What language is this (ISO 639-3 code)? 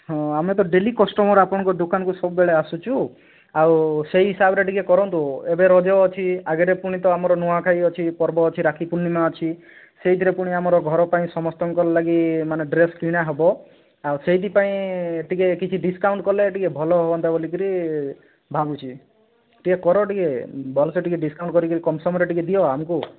ori